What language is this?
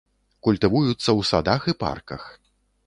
Belarusian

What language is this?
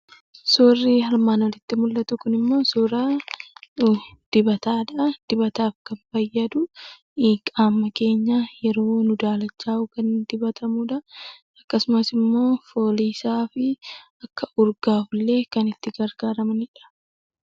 Oromo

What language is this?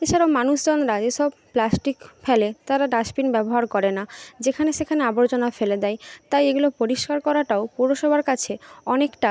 Bangla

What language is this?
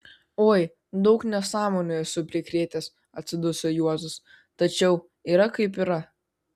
Lithuanian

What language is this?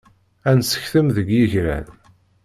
Kabyle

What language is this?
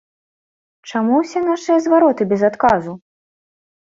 Belarusian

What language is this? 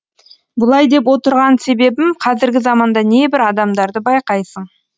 Kazakh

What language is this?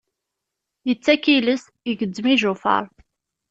Kabyle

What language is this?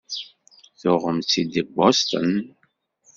Kabyle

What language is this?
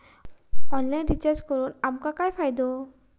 Marathi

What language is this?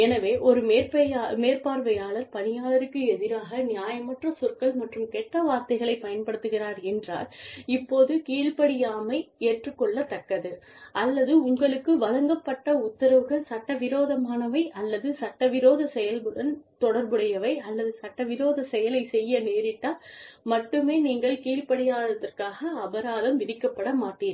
Tamil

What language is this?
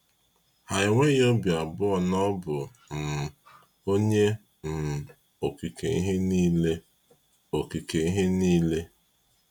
Igbo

